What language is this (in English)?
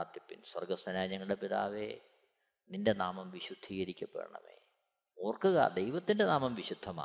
Malayalam